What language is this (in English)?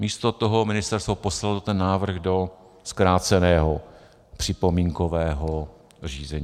Czech